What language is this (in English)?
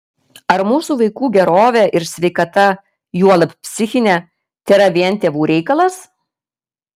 Lithuanian